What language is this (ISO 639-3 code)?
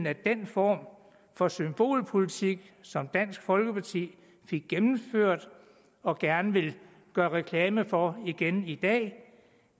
dan